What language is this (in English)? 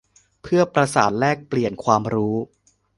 Thai